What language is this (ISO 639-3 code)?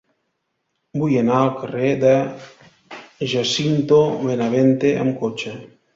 cat